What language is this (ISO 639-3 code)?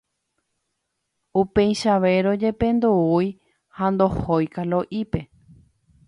grn